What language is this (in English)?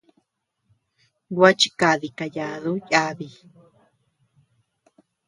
Tepeuxila Cuicatec